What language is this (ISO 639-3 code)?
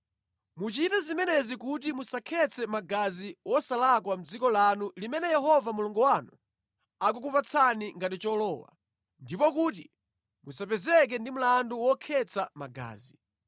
nya